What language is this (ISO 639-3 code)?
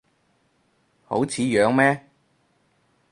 yue